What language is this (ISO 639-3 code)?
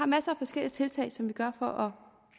dan